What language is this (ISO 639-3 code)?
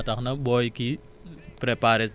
wol